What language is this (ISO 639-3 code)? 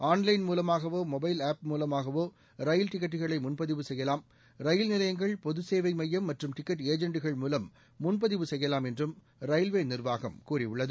tam